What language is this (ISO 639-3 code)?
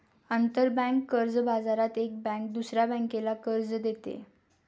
mar